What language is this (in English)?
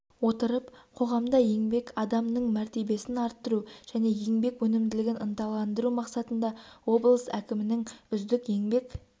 Kazakh